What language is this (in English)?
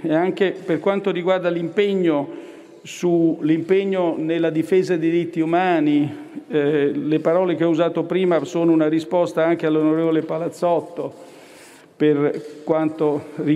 Italian